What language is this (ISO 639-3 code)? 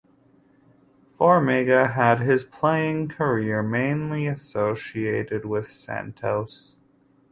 eng